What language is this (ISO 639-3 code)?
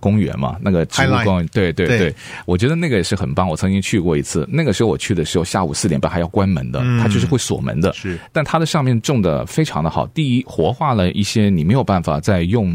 zho